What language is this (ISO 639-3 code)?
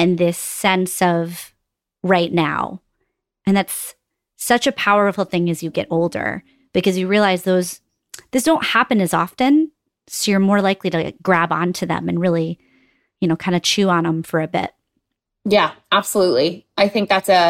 eng